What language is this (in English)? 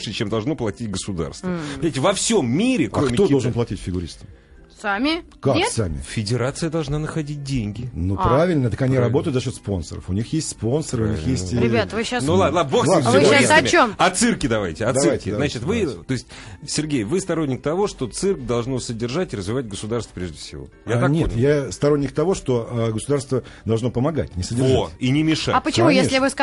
Russian